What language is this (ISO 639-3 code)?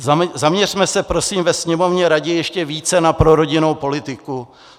ces